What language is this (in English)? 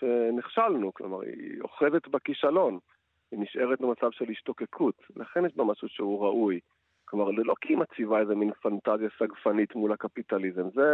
Hebrew